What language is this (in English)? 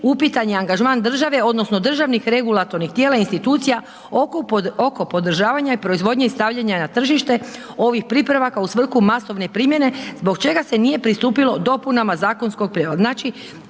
Croatian